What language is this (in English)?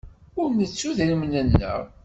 Kabyle